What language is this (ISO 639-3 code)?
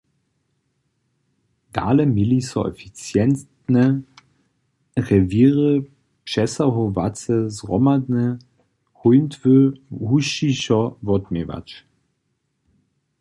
hsb